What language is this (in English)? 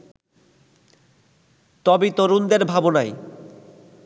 Bangla